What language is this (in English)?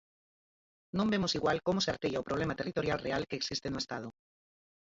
Galician